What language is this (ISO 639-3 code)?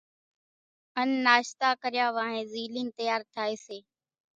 gjk